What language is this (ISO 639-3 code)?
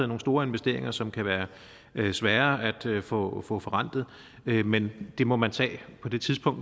dan